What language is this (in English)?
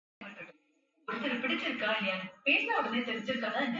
Tamil